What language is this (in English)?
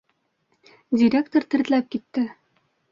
Bashkir